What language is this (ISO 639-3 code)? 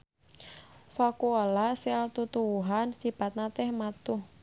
sun